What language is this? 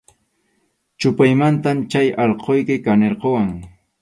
Arequipa-La Unión Quechua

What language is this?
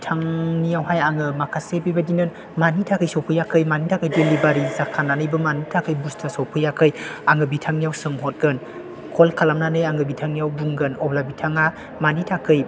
Bodo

